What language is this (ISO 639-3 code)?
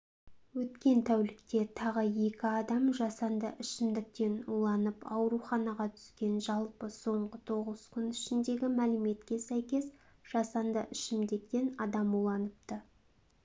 kaz